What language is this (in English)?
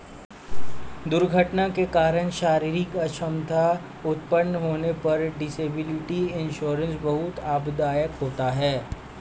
Hindi